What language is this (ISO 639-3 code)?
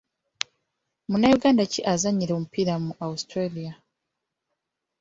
lug